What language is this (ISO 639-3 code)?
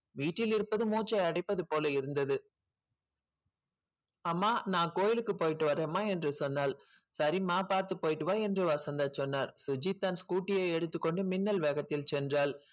tam